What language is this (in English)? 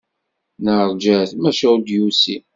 Kabyle